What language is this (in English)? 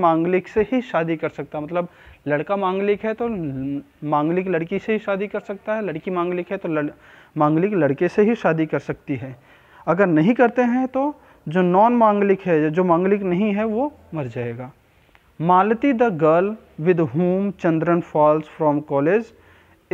Hindi